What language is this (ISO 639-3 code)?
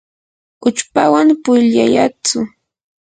qur